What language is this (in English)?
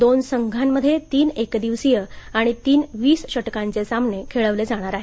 Marathi